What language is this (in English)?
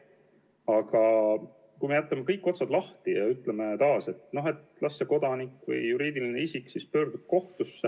Estonian